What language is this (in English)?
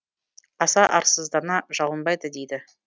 Kazakh